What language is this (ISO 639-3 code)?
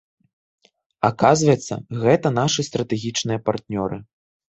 bel